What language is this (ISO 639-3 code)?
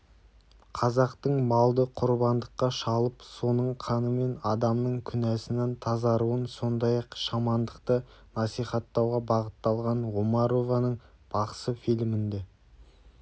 kaz